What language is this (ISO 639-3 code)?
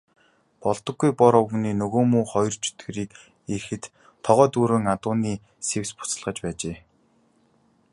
mon